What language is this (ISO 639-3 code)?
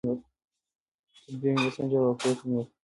pus